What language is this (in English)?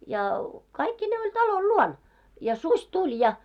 Finnish